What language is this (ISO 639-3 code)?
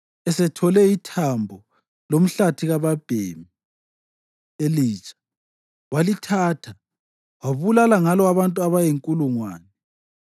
nde